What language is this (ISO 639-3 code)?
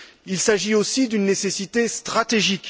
fra